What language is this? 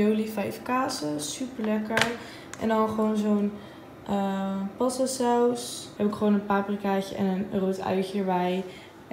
Dutch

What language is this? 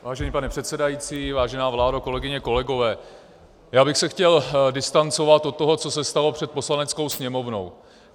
Czech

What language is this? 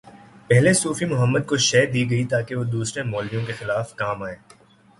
Urdu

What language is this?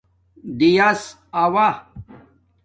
Domaaki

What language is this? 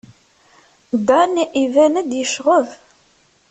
Kabyle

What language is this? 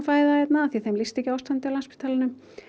Icelandic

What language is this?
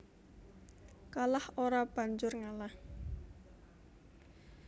Javanese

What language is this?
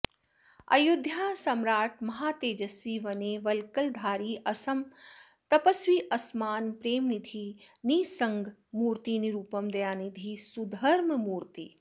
Sanskrit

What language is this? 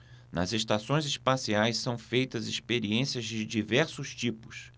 Portuguese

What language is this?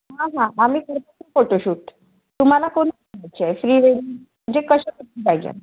Marathi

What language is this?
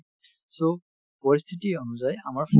Assamese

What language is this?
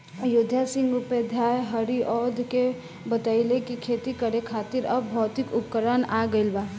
Bhojpuri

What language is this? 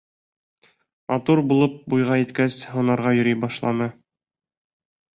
Bashkir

